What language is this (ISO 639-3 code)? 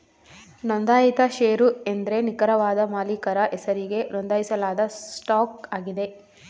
kan